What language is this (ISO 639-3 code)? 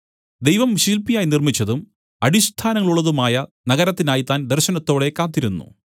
mal